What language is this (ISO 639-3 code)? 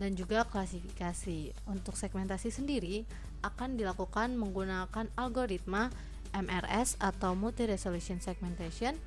ind